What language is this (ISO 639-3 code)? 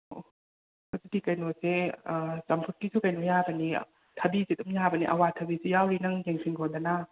mni